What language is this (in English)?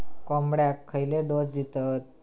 Marathi